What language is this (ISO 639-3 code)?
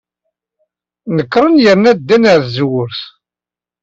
kab